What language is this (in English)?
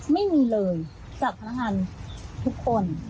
Thai